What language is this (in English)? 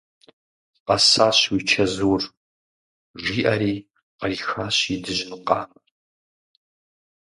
Kabardian